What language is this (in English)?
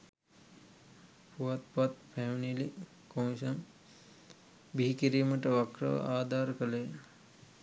Sinhala